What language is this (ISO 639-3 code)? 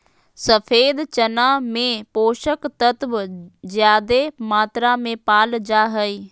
mag